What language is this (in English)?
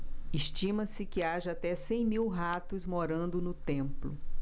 Portuguese